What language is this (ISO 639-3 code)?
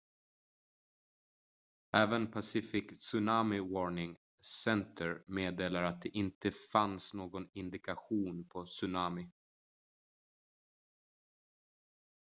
swe